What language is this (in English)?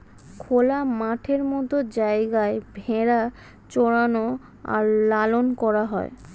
Bangla